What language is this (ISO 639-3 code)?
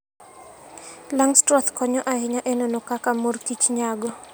luo